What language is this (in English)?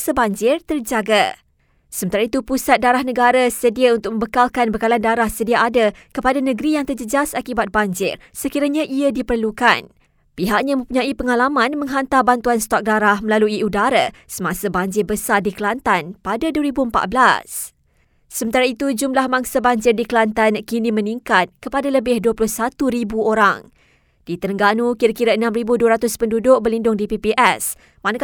Malay